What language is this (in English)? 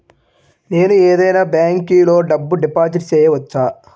Telugu